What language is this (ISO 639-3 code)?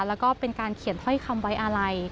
tha